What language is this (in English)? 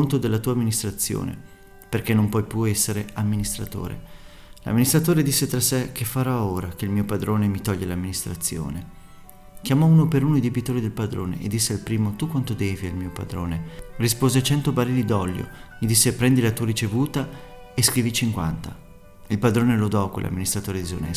Italian